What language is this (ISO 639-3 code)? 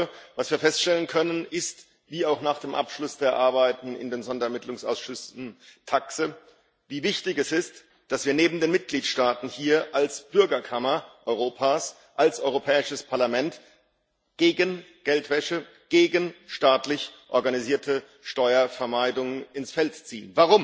deu